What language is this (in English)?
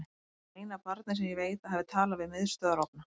Icelandic